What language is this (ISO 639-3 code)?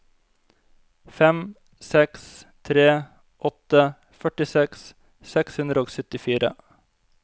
nor